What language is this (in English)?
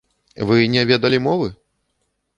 Belarusian